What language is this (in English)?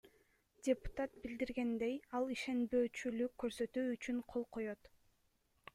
Kyrgyz